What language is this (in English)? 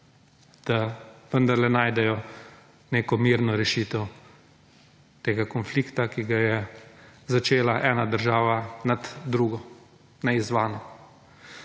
Slovenian